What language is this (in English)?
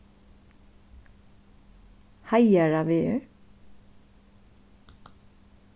Faroese